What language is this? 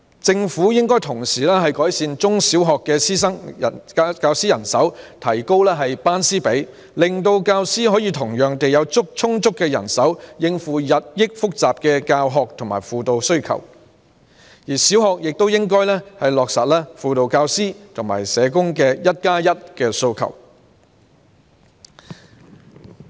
Cantonese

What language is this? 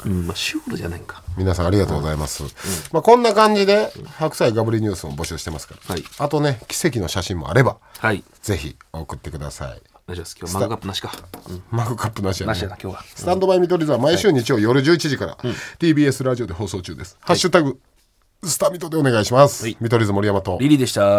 Japanese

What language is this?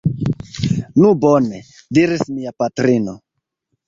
Esperanto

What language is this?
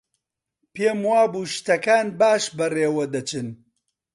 Central Kurdish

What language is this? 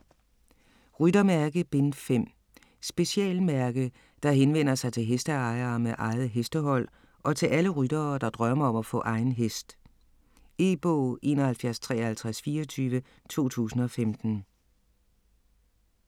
Danish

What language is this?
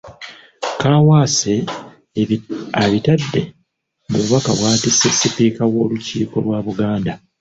Ganda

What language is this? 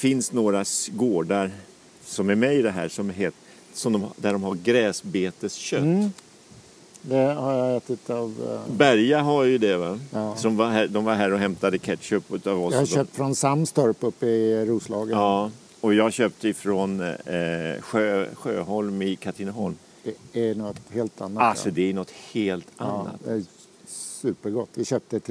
Swedish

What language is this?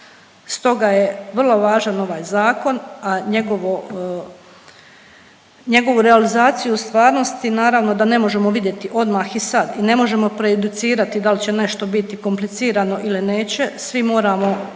Croatian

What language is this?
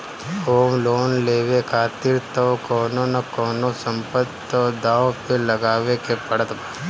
Bhojpuri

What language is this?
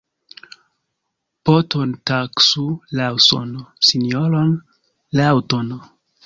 Esperanto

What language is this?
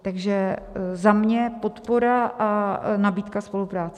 Czech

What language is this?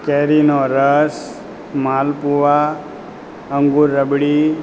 Gujarati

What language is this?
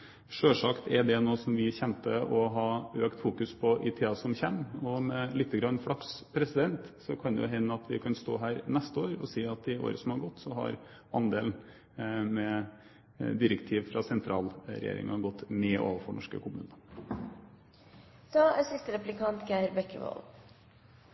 Norwegian Bokmål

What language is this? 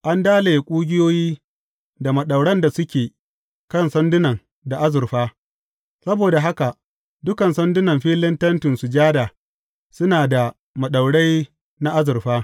Hausa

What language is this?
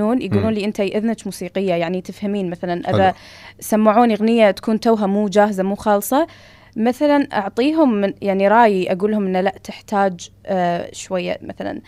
Arabic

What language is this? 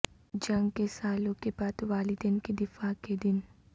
Urdu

